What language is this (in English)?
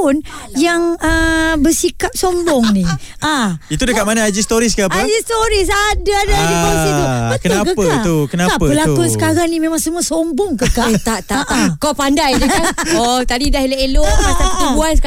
Malay